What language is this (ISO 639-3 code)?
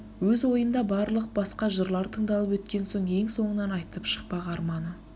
kaz